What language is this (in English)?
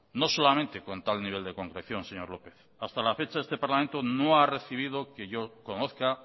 Spanish